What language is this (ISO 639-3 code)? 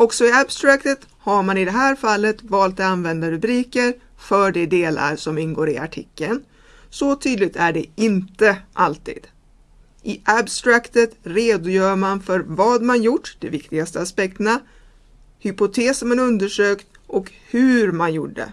swe